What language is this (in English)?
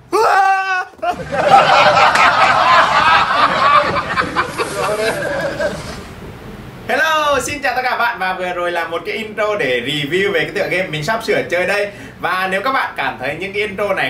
Vietnamese